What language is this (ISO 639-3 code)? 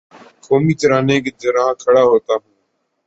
urd